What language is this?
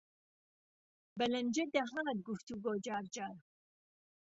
Central Kurdish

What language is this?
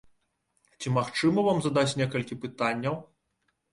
Belarusian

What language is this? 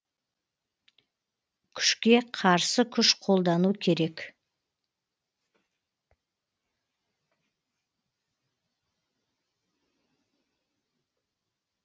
Kazakh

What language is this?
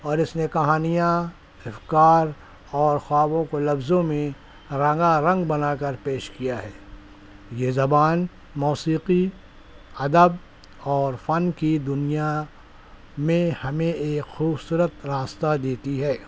Urdu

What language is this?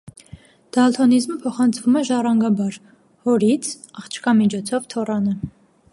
Armenian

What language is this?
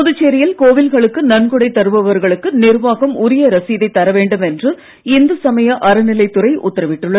Tamil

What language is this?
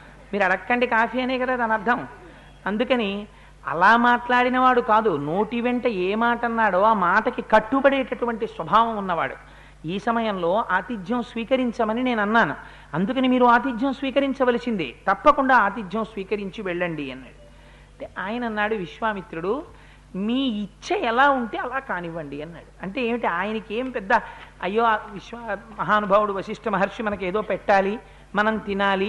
Telugu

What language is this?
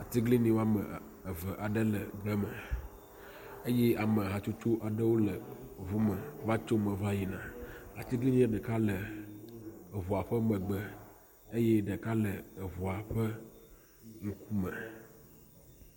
Ewe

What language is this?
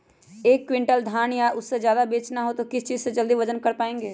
Magahi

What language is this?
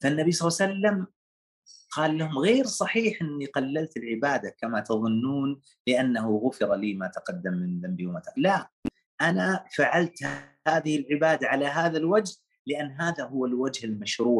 Arabic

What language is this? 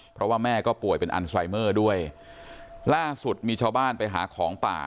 Thai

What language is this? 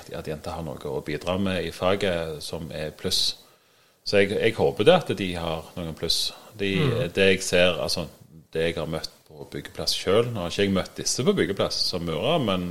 Danish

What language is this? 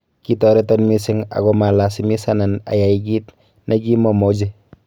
Kalenjin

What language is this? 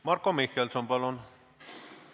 Estonian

